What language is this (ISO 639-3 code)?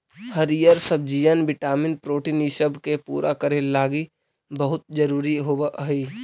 mag